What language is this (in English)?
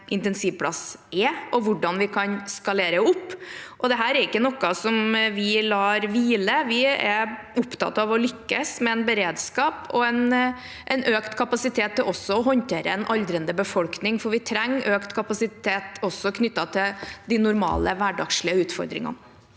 Norwegian